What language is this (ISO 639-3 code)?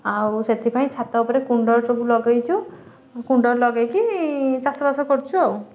ori